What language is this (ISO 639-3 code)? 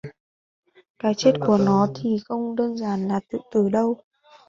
vie